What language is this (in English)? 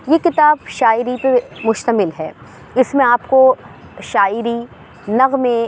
Urdu